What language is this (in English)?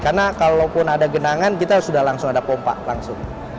Indonesian